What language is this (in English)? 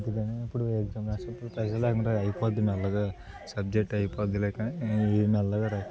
Telugu